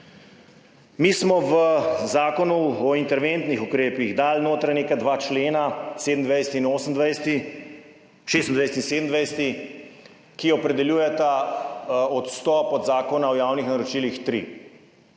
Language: Slovenian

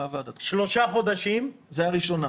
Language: Hebrew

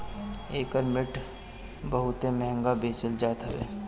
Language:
Bhojpuri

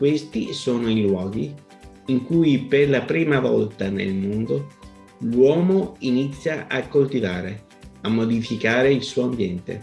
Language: Italian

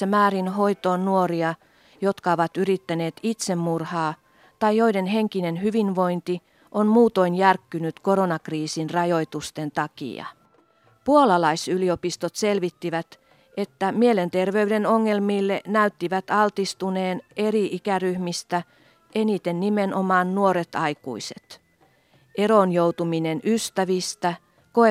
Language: Finnish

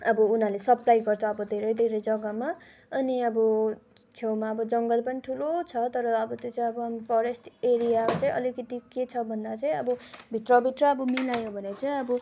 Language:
Nepali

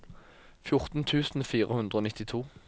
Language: Norwegian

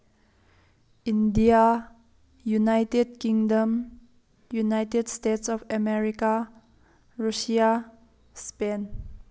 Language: Manipuri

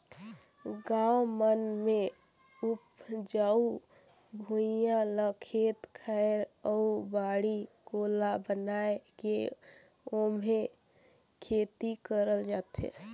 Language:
Chhattisgarhi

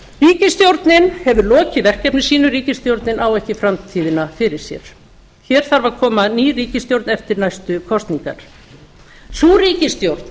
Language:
Icelandic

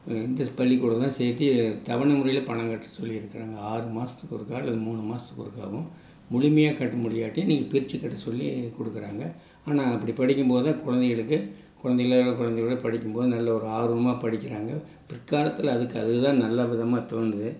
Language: Tamil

